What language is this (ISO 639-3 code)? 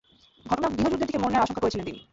ben